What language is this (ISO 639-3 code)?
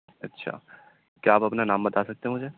urd